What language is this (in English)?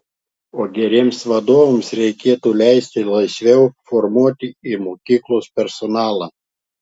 Lithuanian